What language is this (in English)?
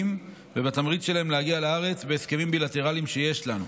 Hebrew